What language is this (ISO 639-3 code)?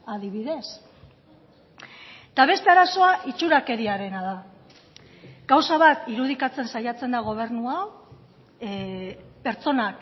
eus